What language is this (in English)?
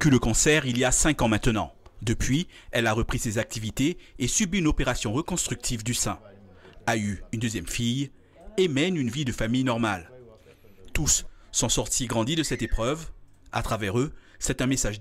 French